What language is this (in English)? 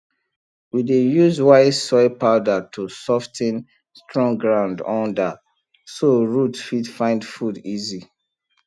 Nigerian Pidgin